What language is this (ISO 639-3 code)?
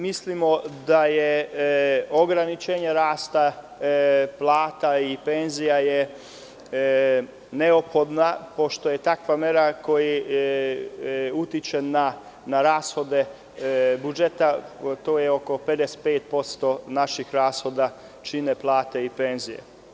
srp